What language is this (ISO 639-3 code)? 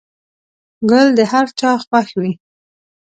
pus